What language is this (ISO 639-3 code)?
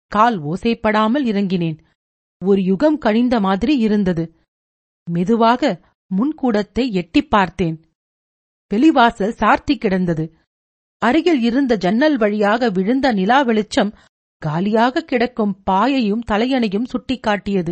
tam